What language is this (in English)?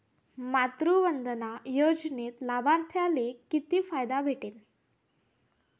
Marathi